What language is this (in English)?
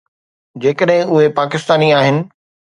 Sindhi